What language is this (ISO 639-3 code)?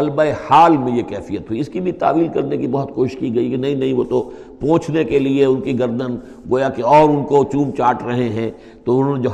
urd